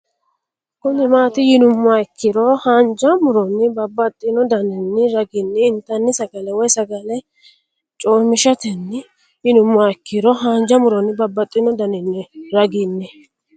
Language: Sidamo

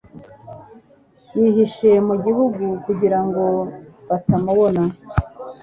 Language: Kinyarwanda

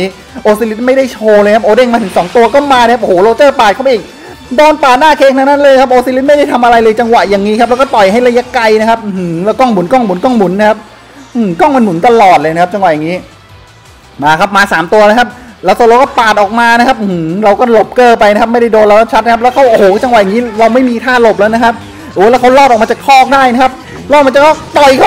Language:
Thai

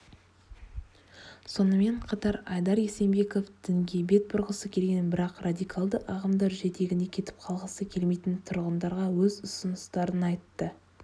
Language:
Kazakh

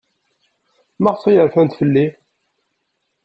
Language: Kabyle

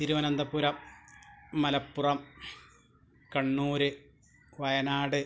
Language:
Malayalam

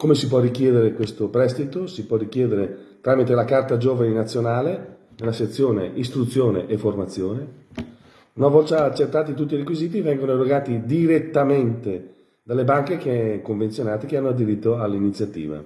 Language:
Italian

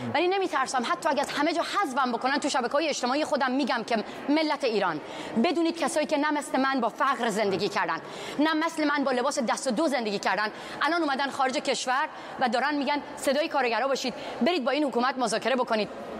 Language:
Persian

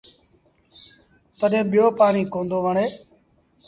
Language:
Sindhi Bhil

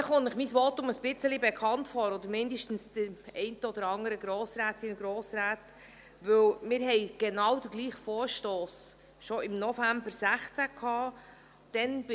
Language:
Swiss German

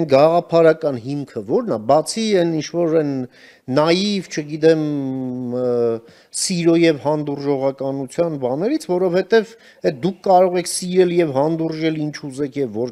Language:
Romanian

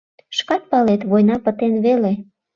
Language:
Mari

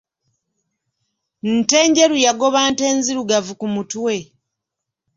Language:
Ganda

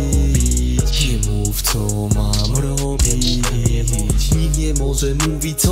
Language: Polish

